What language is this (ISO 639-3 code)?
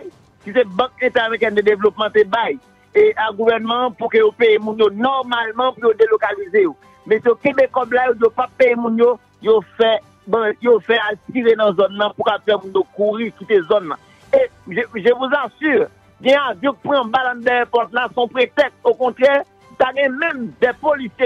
fra